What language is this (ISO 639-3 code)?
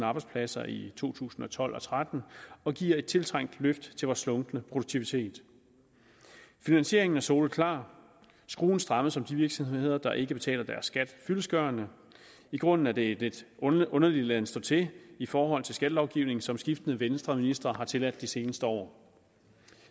dan